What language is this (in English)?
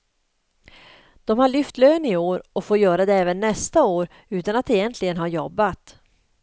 Swedish